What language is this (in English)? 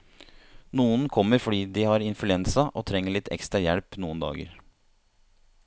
Norwegian